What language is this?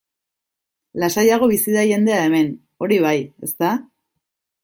Basque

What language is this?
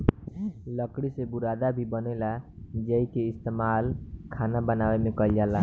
Bhojpuri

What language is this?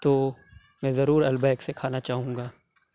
Urdu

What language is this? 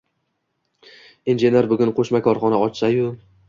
Uzbek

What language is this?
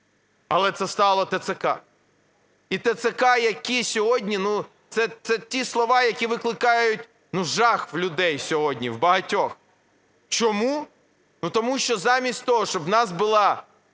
Ukrainian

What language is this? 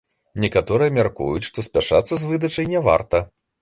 Belarusian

